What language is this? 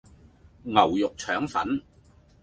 Cantonese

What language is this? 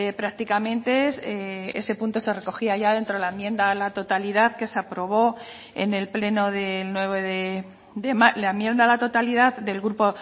Spanish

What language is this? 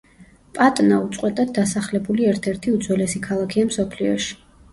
Georgian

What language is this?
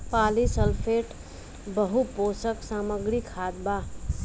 Bhojpuri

